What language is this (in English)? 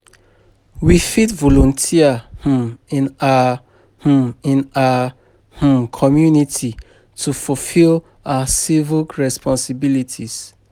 Nigerian Pidgin